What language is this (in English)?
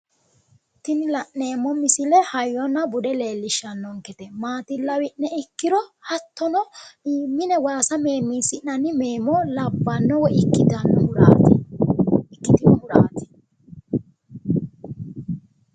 Sidamo